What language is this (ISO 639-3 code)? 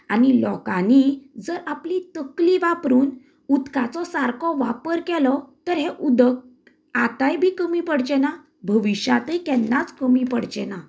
kok